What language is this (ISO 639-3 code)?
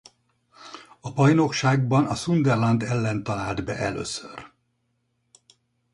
hun